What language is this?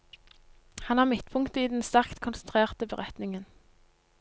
Norwegian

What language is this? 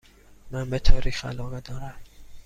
Persian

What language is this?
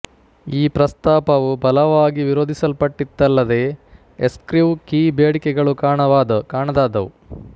Kannada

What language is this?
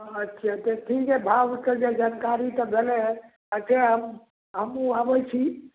Maithili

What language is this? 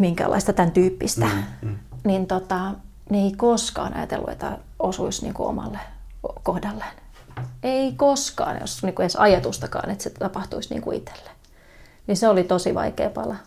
Finnish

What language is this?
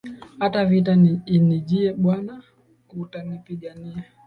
Swahili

